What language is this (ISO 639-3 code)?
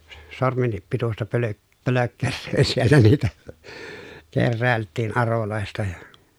fin